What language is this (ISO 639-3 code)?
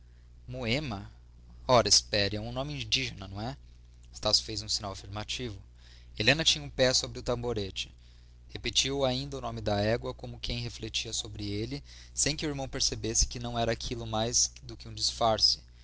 por